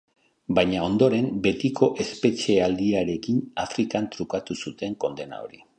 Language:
Basque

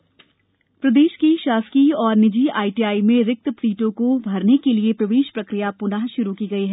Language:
Hindi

